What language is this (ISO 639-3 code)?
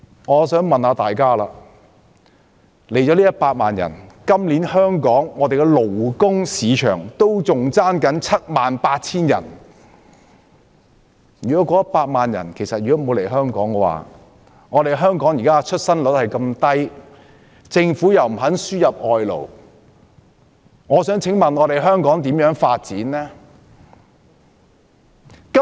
yue